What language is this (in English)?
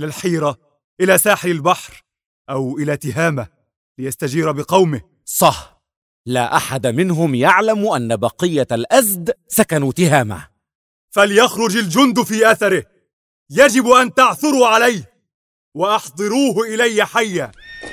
Arabic